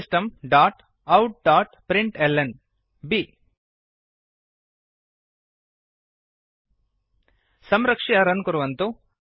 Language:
Sanskrit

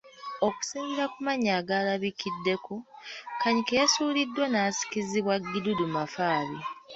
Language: Ganda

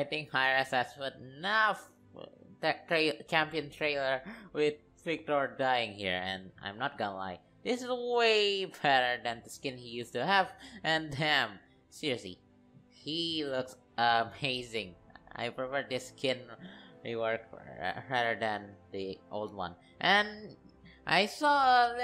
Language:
English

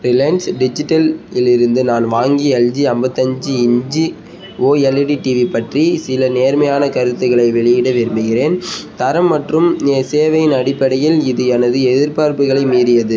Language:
Tamil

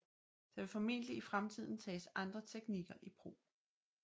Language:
Danish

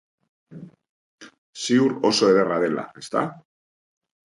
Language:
Basque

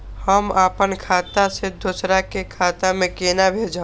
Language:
Maithili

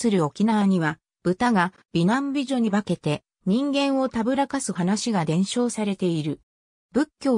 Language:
Japanese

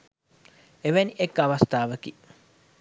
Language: Sinhala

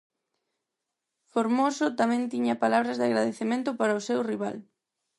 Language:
Galician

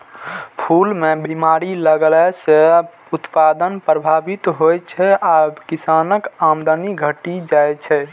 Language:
Maithili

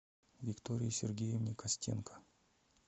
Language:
Russian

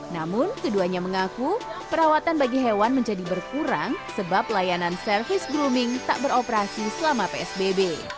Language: Indonesian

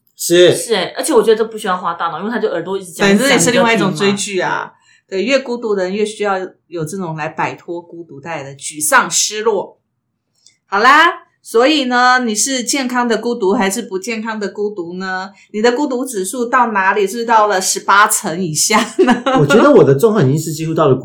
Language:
Chinese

